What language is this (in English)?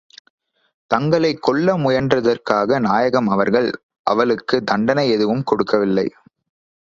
Tamil